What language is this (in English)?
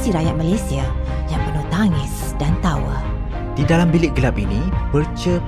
Malay